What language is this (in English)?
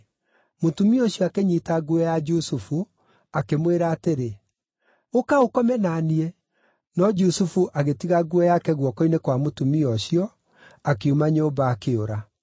Kikuyu